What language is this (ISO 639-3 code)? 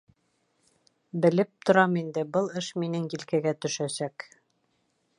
bak